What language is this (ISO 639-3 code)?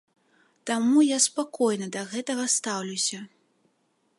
bel